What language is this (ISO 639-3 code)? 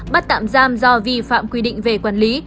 vie